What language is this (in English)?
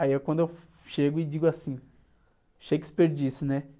Portuguese